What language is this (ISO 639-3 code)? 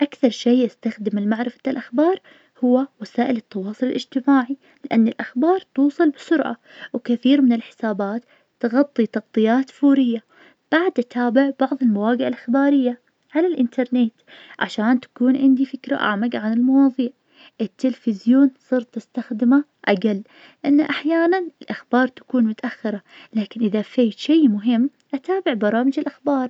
ars